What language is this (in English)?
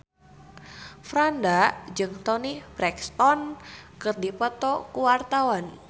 Sundanese